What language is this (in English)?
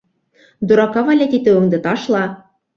Bashkir